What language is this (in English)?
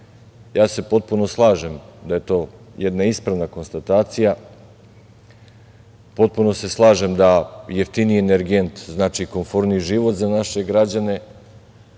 Serbian